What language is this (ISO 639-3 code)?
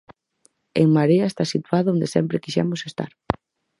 glg